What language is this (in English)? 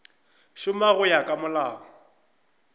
Northern Sotho